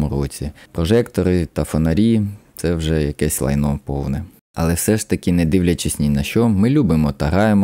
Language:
Ukrainian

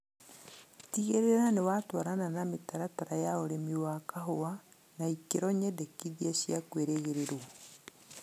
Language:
Kikuyu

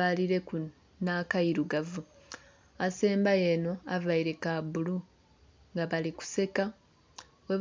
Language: Soga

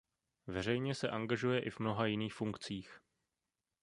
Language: Czech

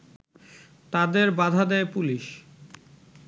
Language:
Bangla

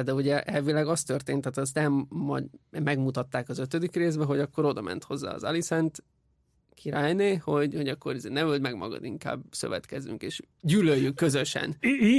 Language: Hungarian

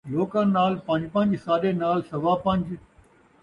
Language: Saraiki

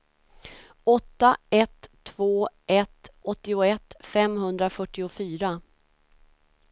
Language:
Swedish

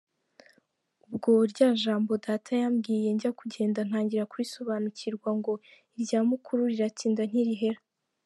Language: Kinyarwanda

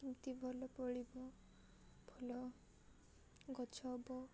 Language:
Odia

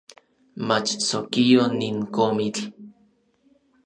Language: Orizaba Nahuatl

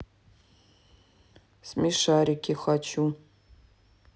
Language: Russian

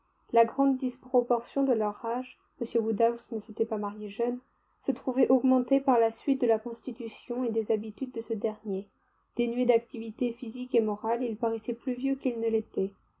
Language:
French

